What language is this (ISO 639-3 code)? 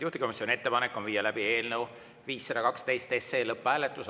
est